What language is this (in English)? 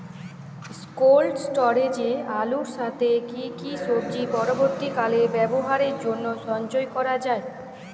Bangla